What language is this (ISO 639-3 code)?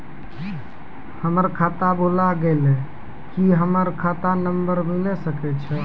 mai